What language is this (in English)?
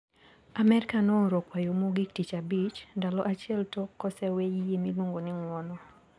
Luo (Kenya and Tanzania)